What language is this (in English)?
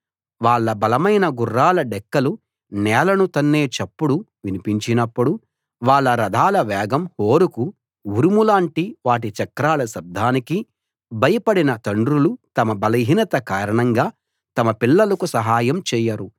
Telugu